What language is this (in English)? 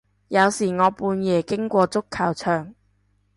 Cantonese